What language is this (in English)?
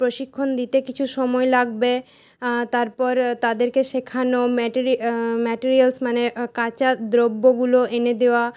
Bangla